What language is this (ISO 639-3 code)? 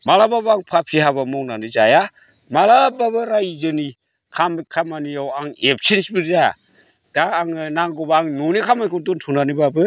brx